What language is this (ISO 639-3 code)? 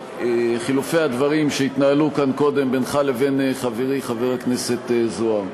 heb